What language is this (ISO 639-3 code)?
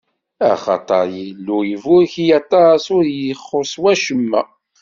kab